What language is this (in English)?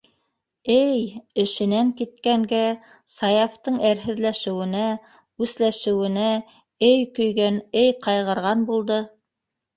Bashkir